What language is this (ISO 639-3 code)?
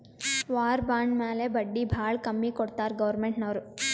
kan